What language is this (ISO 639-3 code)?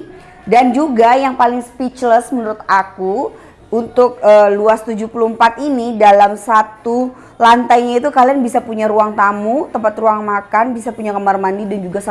ind